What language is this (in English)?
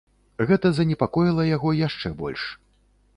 Belarusian